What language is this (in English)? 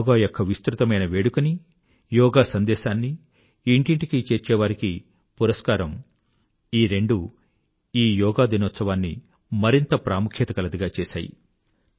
Telugu